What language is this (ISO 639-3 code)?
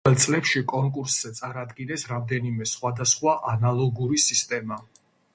kat